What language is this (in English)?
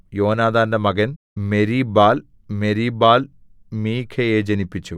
Malayalam